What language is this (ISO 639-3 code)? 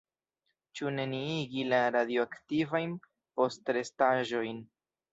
epo